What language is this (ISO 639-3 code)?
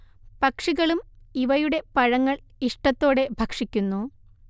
mal